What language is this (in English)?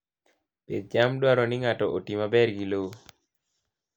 Luo (Kenya and Tanzania)